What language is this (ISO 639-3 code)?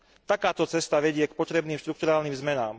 slk